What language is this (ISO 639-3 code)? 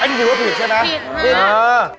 tha